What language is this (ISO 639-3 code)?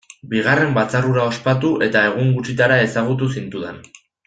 eus